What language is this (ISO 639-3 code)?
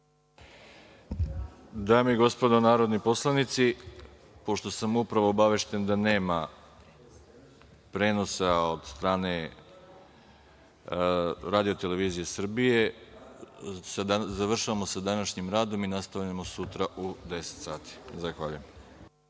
srp